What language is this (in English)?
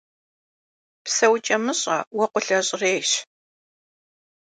Kabardian